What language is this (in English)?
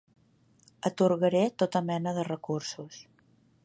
Catalan